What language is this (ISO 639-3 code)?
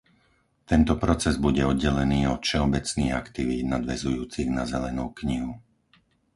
slk